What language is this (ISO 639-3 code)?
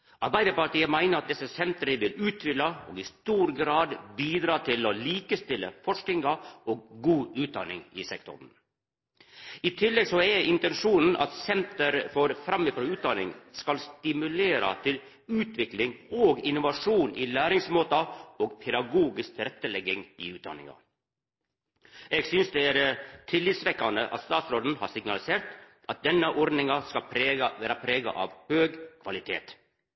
nno